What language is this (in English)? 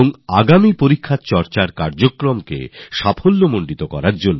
Bangla